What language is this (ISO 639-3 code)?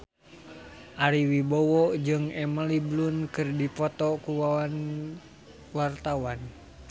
sun